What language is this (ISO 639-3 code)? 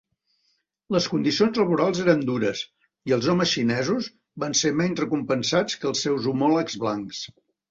cat